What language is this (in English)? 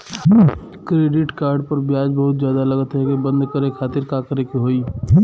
Bhojpuri